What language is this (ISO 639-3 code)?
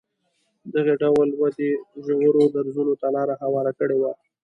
pus